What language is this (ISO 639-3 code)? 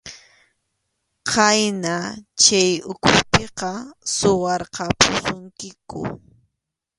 qxu